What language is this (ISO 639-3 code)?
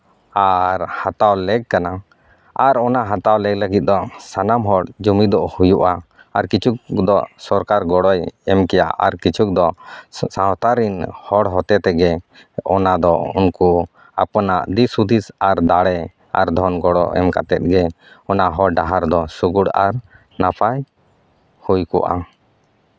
sat